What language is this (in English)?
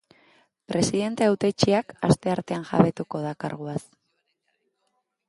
Basque